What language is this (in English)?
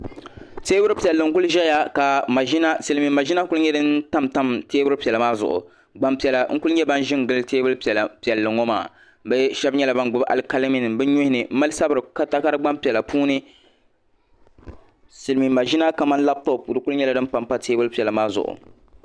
Dagbani